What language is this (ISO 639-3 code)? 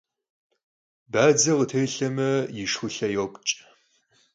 kbd